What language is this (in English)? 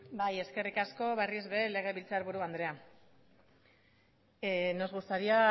Basque